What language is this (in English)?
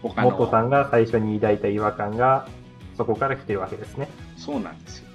Japanese